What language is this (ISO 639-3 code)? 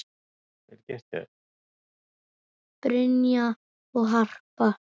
isl